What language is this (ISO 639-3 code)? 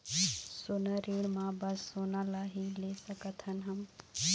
hne